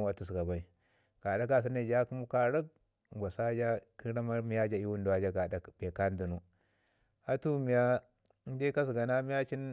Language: Ngizim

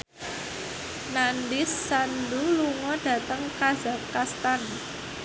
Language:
Javanese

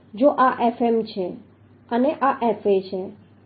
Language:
Gujarati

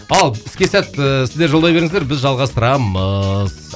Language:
Kazakh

